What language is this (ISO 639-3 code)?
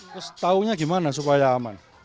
ind